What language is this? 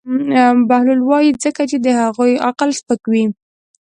Pashto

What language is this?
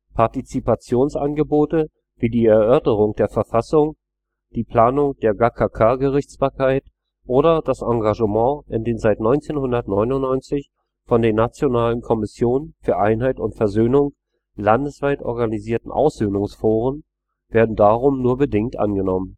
German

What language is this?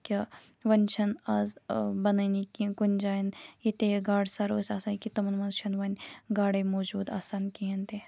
Kashmiri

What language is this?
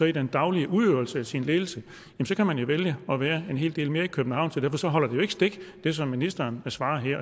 Danish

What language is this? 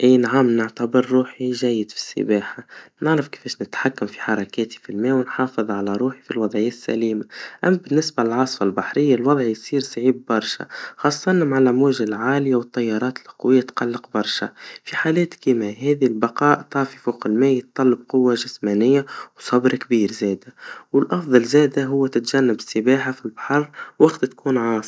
Tunisian Arabic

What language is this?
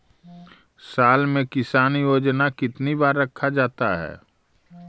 Magahi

